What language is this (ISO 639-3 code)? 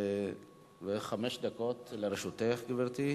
heb